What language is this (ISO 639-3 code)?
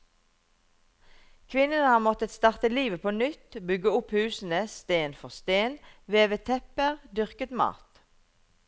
nor